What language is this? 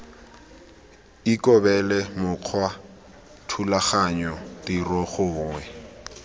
Tswana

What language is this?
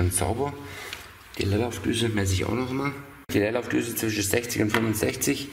German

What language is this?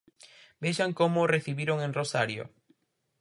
Galician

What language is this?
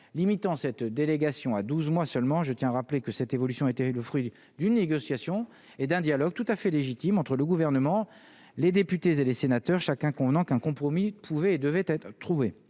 French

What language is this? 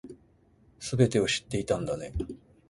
Japanese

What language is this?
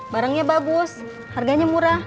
Indonesian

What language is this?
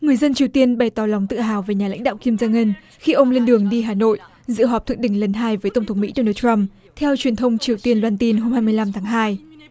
Vietnamese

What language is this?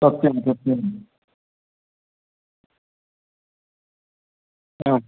Sanskrit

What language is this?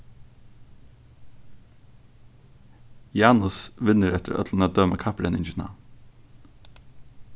Faroese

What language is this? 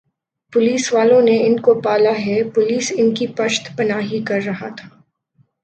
Urdu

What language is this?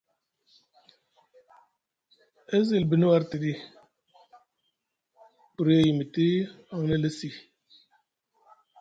Musgu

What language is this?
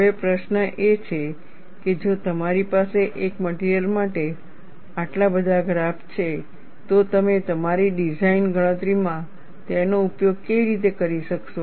Gujarati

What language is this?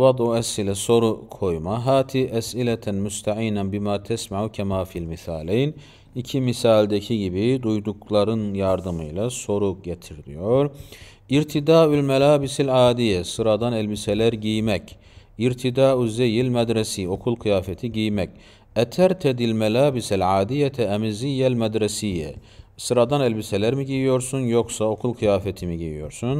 Turkish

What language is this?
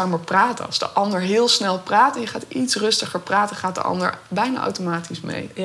Dutch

